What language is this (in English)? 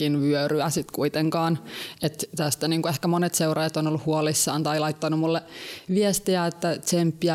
Finnish